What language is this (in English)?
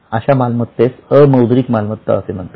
Marathi